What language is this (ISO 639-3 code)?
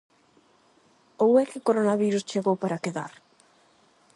glg